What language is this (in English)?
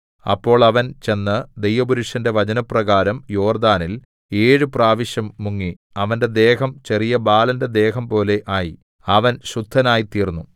Malayalam